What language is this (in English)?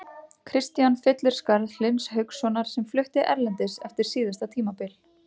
Icelandic